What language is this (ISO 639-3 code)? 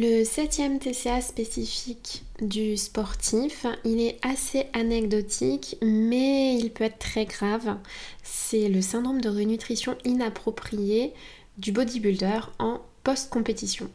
fra